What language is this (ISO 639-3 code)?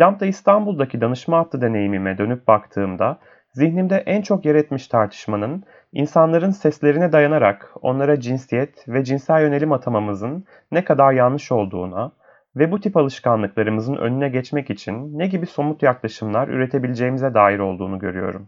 tur